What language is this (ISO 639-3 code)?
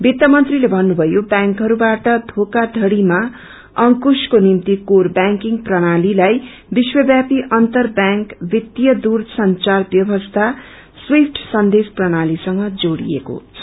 nep